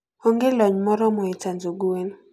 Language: Luo (Kenya and Tanzania)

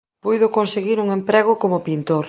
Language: Galician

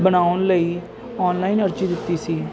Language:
Punjabi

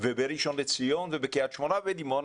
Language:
Hebrew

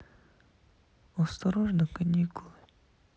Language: Russian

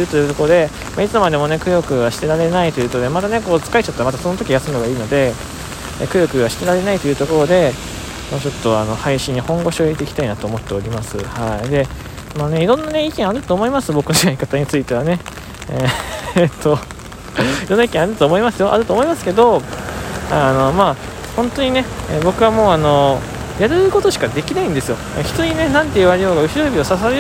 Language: Japanese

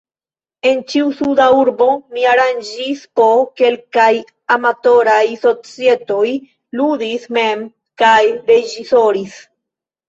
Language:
Esperanto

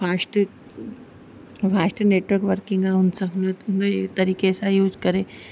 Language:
Sindhi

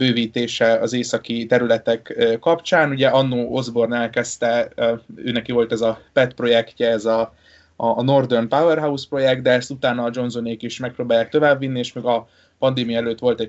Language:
Hungarian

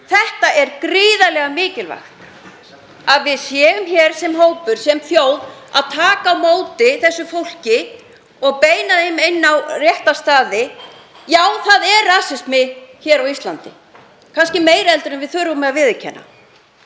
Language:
Icelandic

